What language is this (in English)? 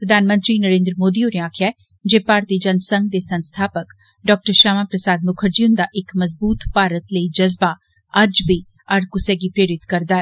Dogri